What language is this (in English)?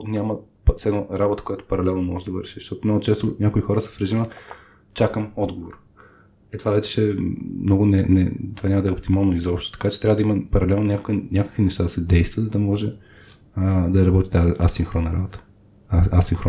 Bulgarian